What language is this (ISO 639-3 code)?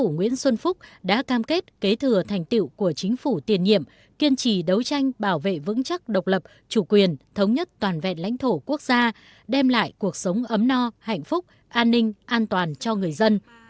vie